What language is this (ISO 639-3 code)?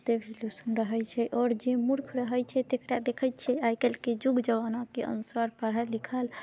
mai